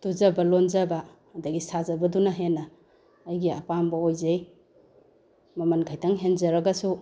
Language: Manipuri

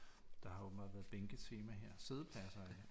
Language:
Danish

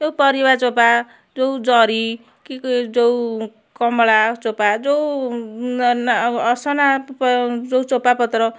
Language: Odia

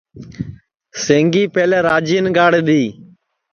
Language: Sansi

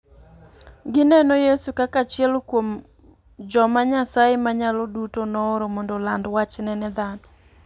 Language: Luo (Kenya and Tanzania)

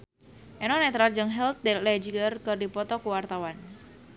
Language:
Sundanese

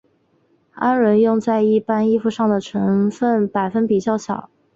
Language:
Chinese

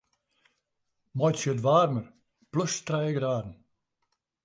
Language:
Western Frisian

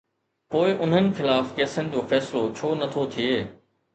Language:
Sindhi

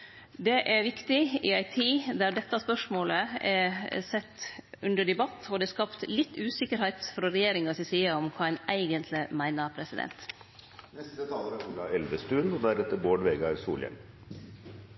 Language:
Norwegian Nynorsk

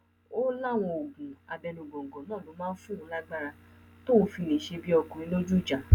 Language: Yoruba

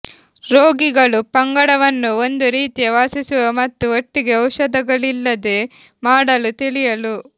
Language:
Kannada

